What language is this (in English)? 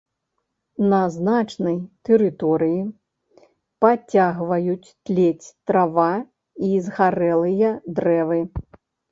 Belarusian